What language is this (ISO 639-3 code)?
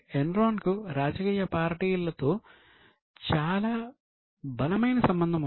tel